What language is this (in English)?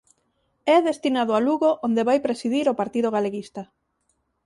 Galician